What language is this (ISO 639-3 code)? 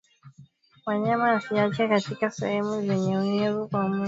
swa